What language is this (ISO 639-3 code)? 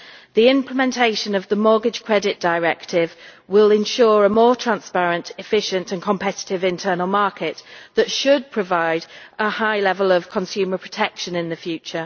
eng